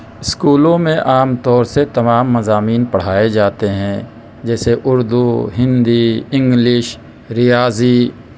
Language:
Urdu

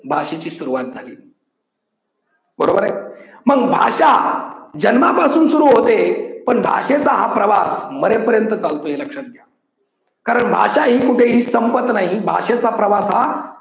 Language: Marathi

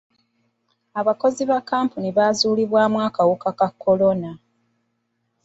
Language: Ganda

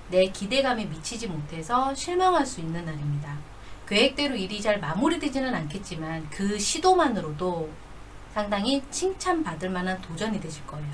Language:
Korean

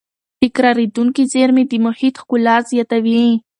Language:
Pashto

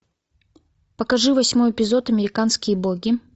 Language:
Russian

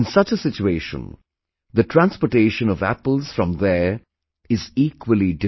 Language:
English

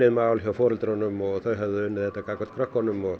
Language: Icelandic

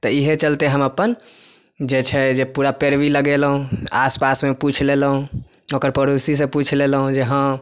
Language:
Maithili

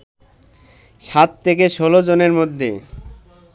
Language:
Bangla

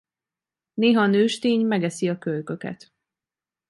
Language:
Hungarian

